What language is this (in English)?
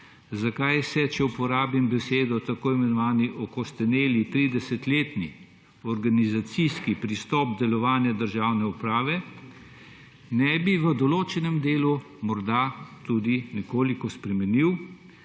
Slovenian